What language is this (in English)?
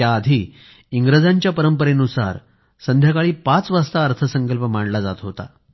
Marathi